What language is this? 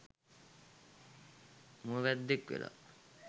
Sinhala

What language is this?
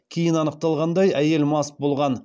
Kazakh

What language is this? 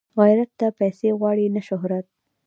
Pashto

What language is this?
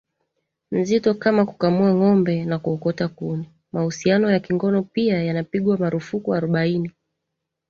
Swahili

